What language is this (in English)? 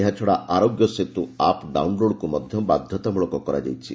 Odia